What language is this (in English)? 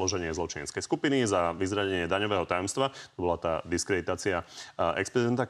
Slovak